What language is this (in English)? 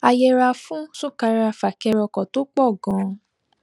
Yoruba